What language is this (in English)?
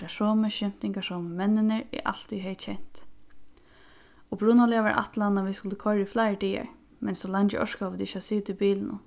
Faroese